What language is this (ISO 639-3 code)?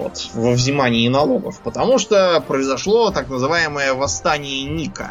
rus